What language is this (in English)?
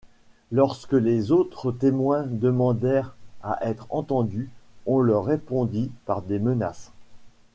French